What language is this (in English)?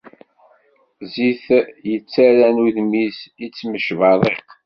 Kabyle